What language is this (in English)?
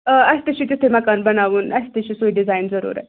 Kashmiri